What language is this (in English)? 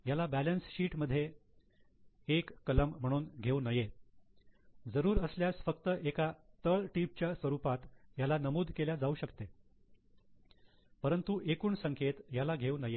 Marathi